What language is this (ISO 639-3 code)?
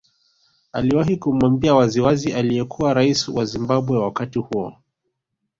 swa